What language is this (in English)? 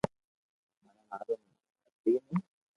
Loarki